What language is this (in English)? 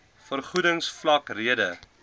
Afrikaans